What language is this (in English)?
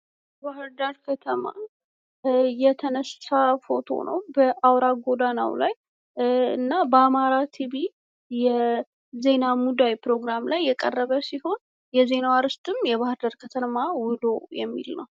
Amharic